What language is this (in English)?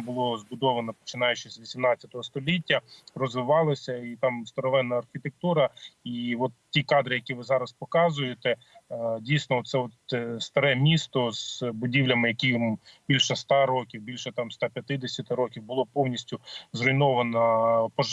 Ukrainian